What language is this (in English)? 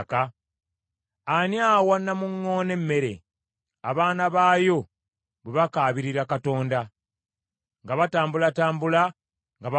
Ganda